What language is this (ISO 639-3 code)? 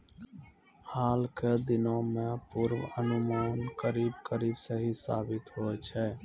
mai